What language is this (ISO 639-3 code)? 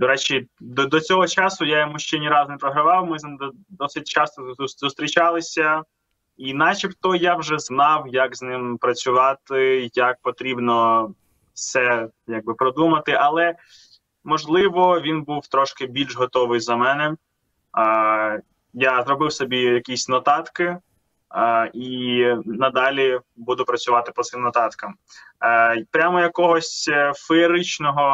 ukr